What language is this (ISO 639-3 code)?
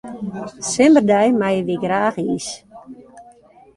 fry